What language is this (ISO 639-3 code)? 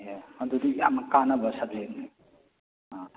mni